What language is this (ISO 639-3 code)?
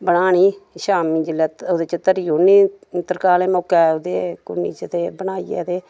doi